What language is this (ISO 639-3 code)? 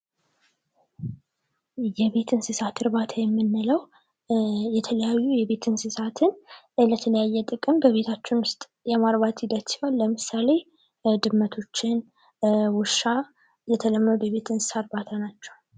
amh